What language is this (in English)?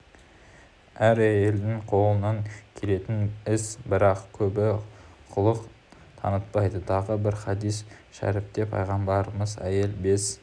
Kazakh